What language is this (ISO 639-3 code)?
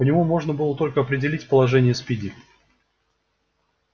rus